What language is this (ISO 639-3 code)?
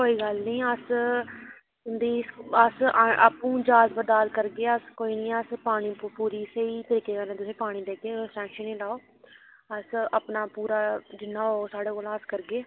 doi